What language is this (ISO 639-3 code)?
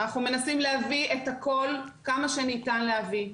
heb